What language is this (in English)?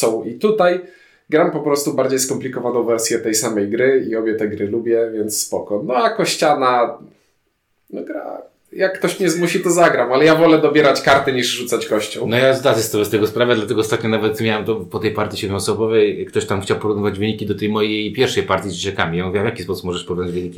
Polish